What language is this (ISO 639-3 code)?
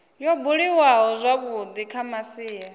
ven